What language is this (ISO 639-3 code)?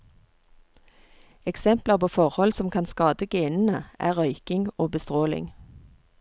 nor